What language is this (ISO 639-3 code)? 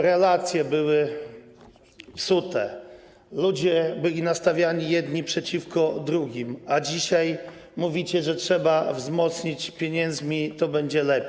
pol